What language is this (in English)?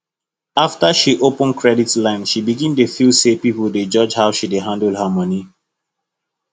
Nigerian Pidgin